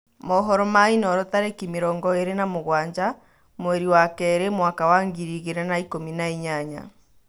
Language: Kikuyu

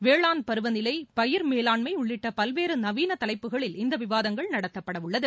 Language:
Tamil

